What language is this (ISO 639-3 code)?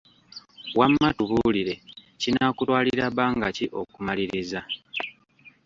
lug